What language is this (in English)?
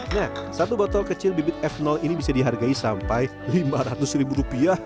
Indonesian